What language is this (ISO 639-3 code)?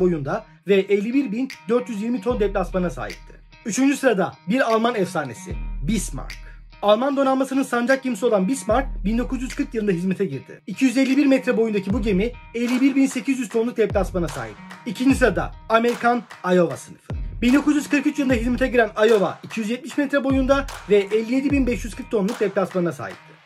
tur